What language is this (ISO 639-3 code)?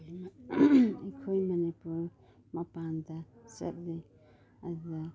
mni